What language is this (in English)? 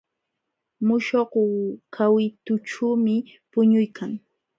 Jauja Wanca Quechua